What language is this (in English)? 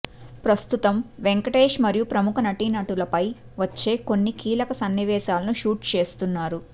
Telugu